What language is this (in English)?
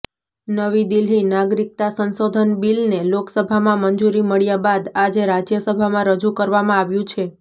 Gujarati